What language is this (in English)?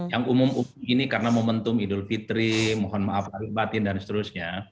Indonesian